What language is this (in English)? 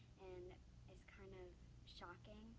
English